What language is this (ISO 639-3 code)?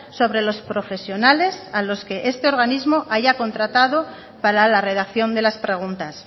spa